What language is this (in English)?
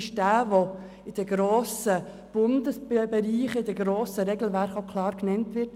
Swiss German